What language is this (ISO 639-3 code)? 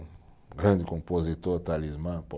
por